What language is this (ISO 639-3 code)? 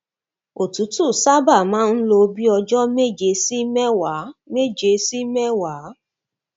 yor